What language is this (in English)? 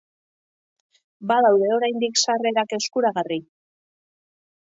Basque